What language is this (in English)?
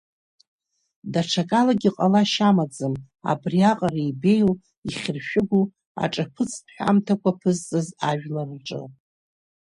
Abkhazian